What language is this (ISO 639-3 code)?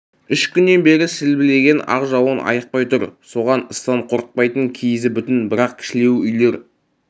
kaz